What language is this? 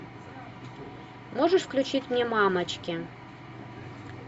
Russian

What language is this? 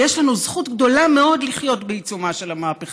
Hebrew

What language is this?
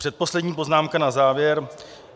Czech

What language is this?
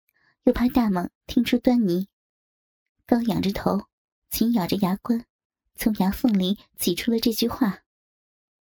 Chinese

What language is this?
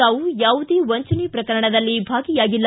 Kannada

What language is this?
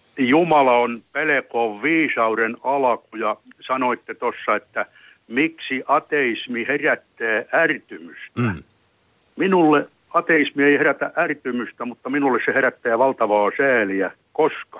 Finnish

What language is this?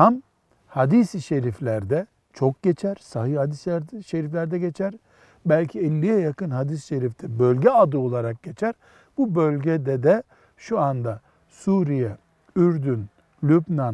Turkish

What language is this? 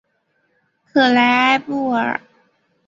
Chinese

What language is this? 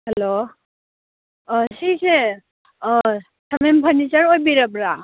Manipuri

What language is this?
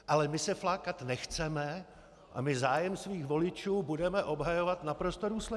Czech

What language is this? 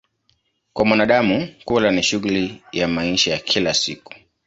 Swahili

